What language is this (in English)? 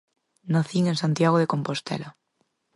Galician